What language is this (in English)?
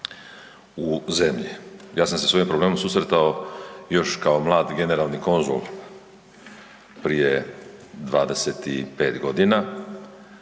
Croatian